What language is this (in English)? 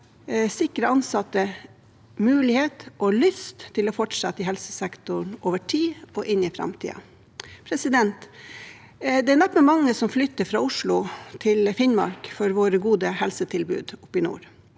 Norwegian